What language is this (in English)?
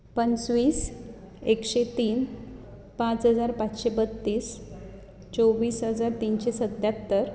Konkani